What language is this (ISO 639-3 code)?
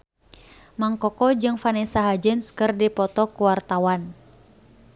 sun